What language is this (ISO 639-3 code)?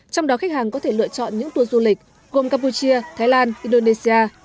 vie